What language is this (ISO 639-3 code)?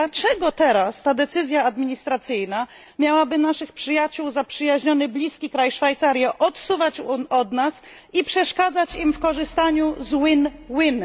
pol